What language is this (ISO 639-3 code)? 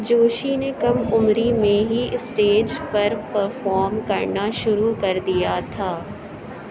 urd